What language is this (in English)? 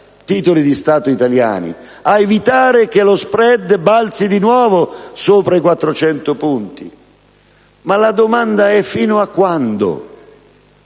Italian